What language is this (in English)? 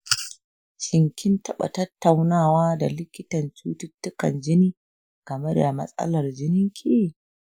Hausa